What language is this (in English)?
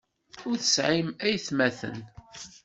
Kabyle